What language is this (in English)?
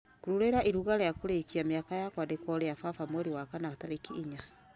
Kikuyu